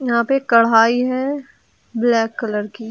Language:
Hindi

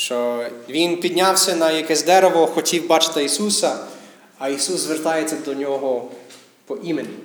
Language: Ukrainian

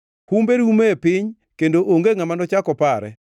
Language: Luo (Kenya and Tanzania)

